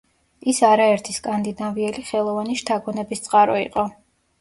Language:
Georgian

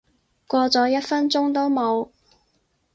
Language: Cantonese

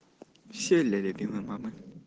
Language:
Russian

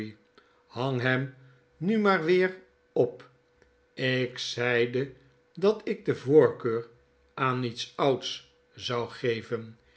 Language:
Dutch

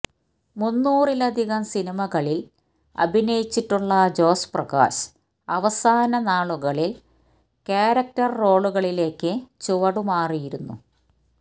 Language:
Malayalam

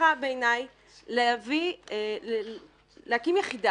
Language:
Hebrew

